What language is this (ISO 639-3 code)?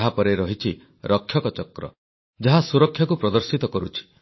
ori